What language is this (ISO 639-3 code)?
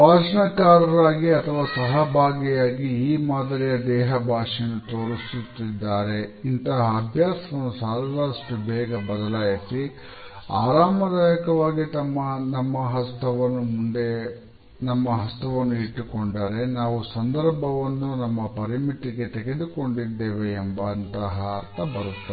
kan